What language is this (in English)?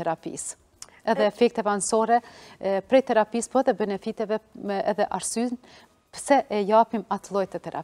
Romanian